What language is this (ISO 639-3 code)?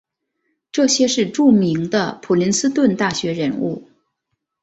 zho